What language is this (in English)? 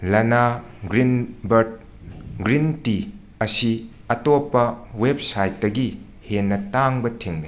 Manipuri